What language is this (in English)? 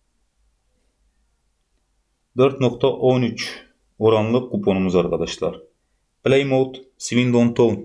Turkish